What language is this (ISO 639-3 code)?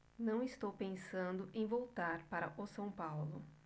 por